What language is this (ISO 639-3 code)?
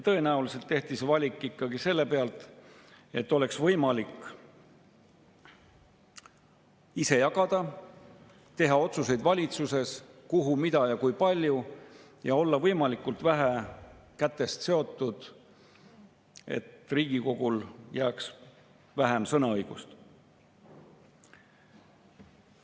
est